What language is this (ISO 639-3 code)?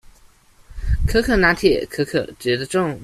zho